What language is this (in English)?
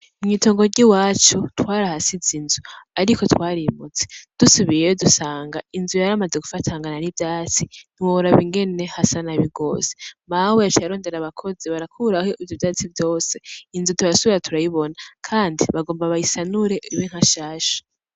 Rundi